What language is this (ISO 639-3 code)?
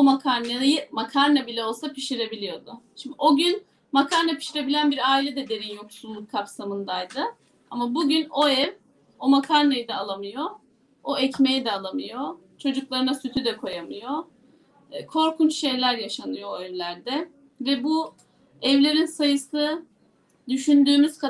tur